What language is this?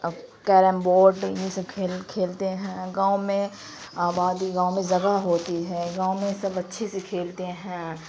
Urdu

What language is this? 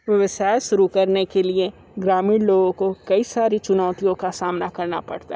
Hindi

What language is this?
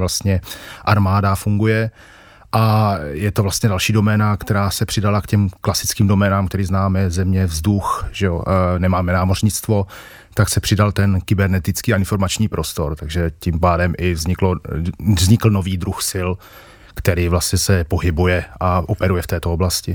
Czech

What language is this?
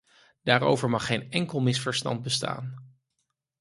Dutch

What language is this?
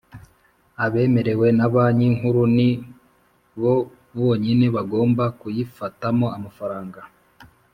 Kinyarwanda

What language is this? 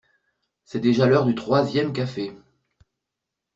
French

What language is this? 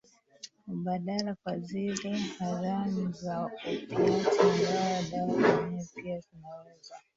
Swahili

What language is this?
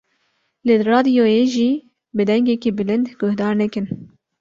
Kurdish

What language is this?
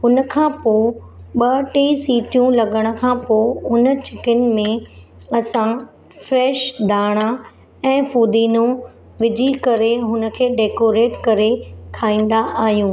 Sindhi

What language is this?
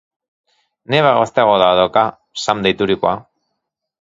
Basque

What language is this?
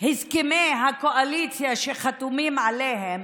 Hebrew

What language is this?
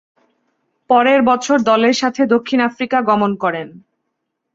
Bangla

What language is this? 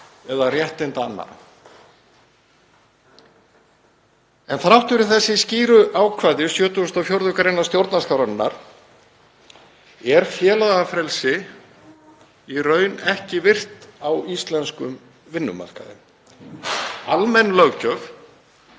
Icelandic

